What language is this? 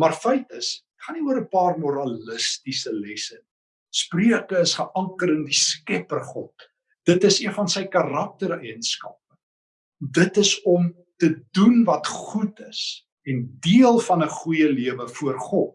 Dutch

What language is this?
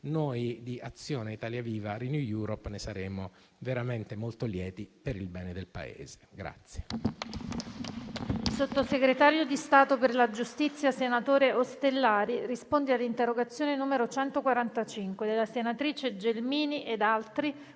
Italian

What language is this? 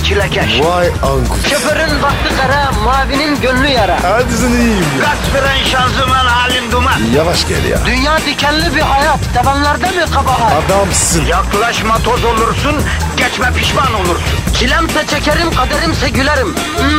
Turkish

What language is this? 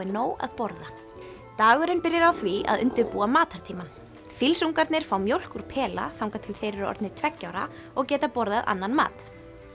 Icelandic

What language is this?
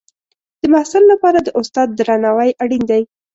Pashto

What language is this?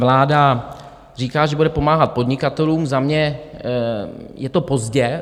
Czech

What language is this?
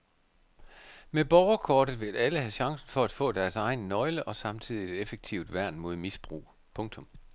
Danish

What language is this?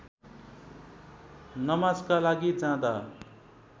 Nepali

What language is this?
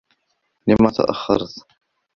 Arabic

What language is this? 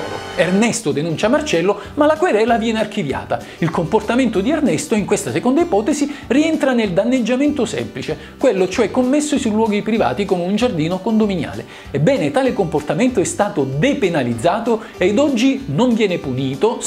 Italian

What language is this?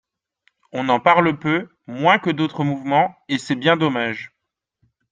French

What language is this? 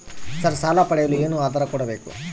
Kannada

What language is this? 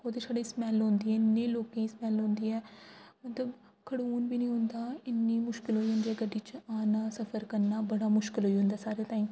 Dogri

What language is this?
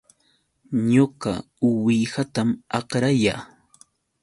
Yauyos Quechua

